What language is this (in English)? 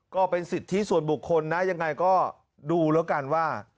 Thai